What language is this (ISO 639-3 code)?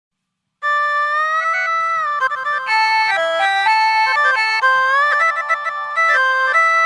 ind